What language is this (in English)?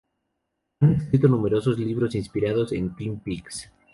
Spanish